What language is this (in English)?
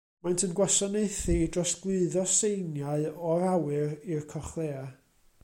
Welsh